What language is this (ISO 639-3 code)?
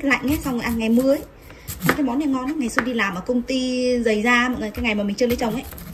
vie